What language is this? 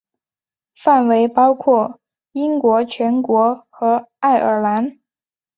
Chinese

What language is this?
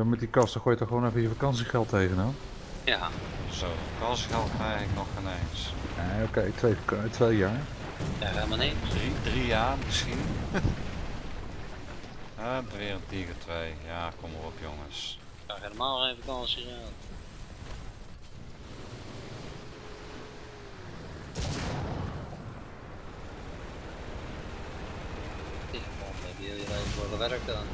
Dutch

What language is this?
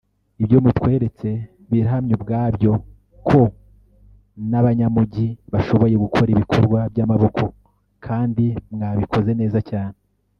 Kinyarwanda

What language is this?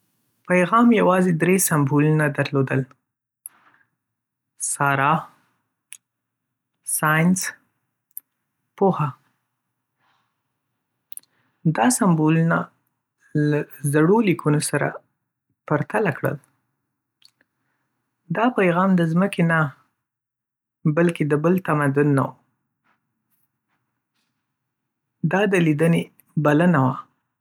Pashto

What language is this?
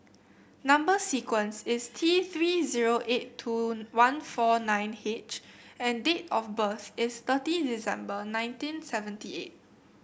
English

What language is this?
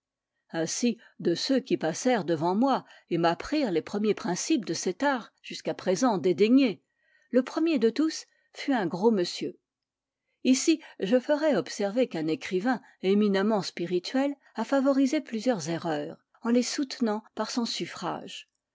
French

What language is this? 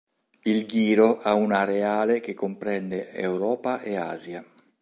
Italian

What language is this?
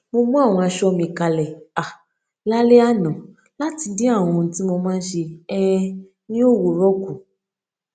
Yoruba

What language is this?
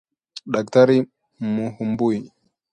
Swahili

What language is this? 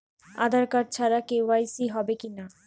Bangla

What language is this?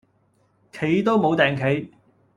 Cantonese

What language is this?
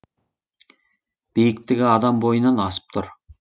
Kazakh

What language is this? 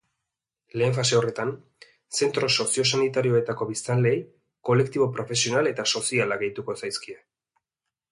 Basque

